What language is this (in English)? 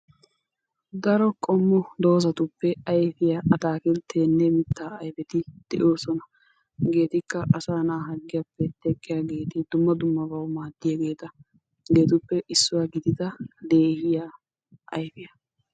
Wolaytta